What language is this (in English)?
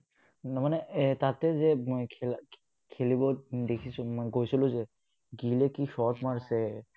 Assamese